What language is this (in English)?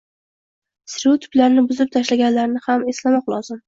Uzbek